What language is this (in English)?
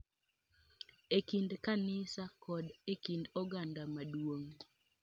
Luo (Kenya and Tanzania)